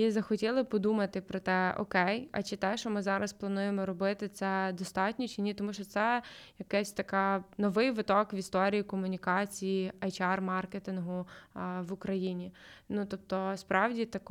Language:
Ukrainian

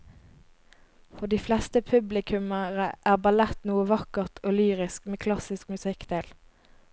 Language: Norwegian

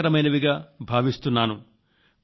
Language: Telugu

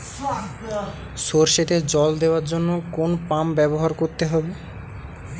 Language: Bangla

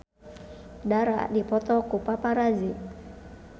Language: Sundanese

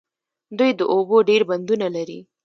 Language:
Pashto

